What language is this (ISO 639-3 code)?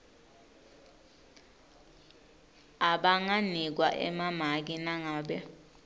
ssw